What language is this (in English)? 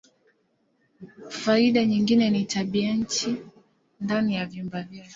Swahili